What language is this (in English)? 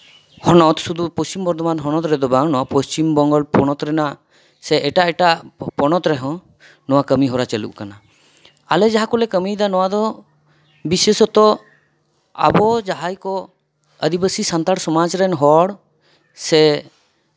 Santali